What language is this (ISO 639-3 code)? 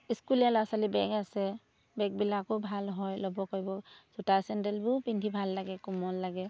asm